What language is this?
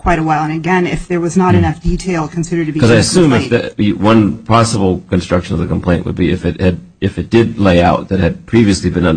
English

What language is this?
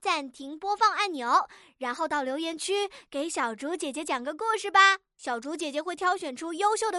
Chinese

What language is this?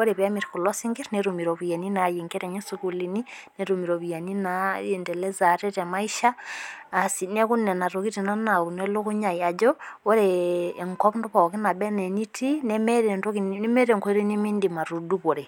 Masai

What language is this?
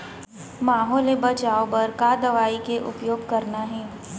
Chhattisgarhi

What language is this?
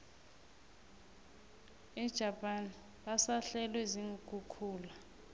South Ndebele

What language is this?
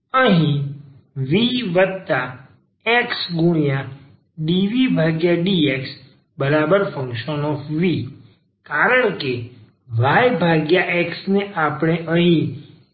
Gujarati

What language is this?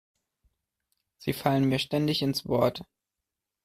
German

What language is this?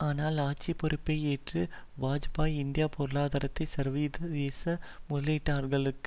Tamil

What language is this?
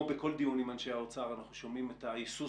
Hebrew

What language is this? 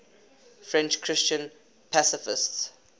English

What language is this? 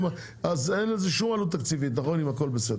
Hebrew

